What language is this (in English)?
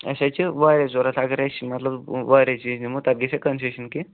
Kashmiri